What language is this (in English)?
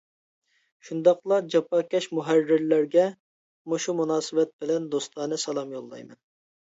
Uyghur